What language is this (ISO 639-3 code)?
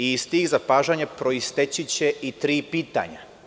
srp